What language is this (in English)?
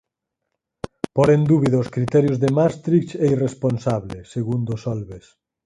Galician